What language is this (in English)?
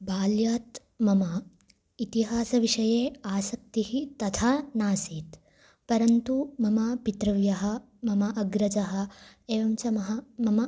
Sanskrit